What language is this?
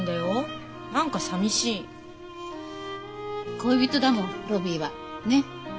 Japanese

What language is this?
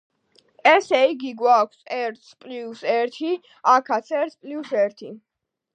Georgian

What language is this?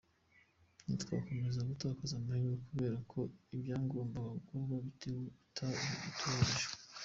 Kinyarwanda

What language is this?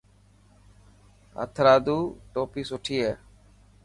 Dhatki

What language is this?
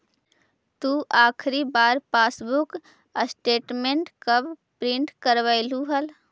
Magahi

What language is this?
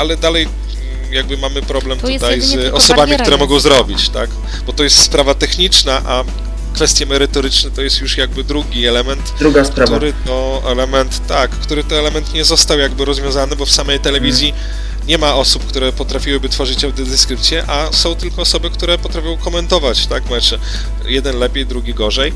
Polish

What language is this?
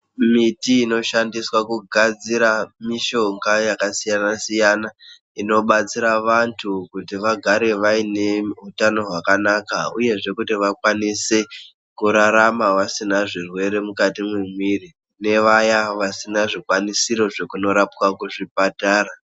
Ndau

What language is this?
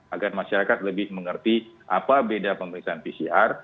Indonesian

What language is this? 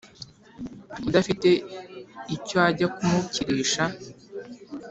Kinyarwanda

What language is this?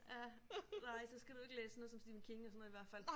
Danish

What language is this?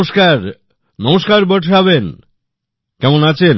Bangla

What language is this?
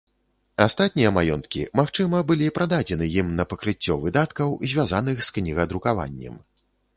Belarusian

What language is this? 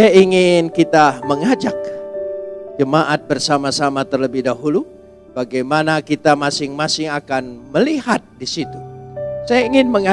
Indonesian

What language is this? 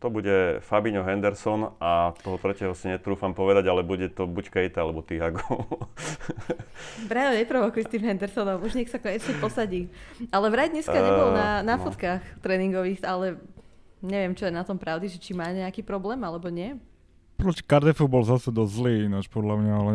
Slovak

